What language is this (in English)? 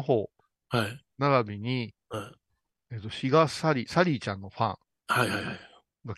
Japanese